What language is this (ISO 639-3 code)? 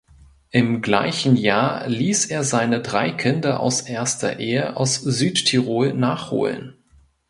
deu